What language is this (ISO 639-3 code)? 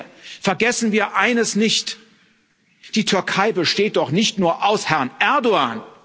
deu